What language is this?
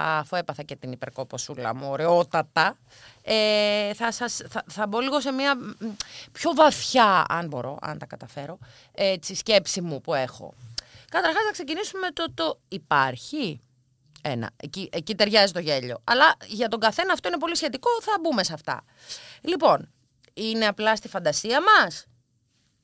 Greek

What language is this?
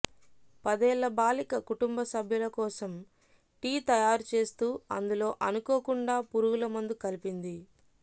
Telugu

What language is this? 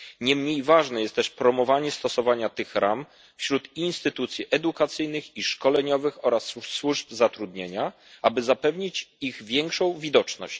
Polish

